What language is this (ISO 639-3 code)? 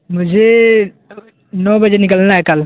urd